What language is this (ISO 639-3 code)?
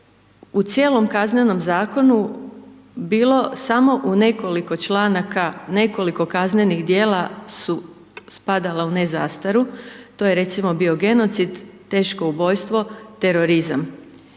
hrv